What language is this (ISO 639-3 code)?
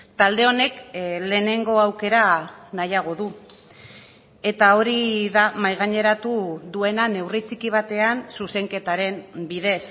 eus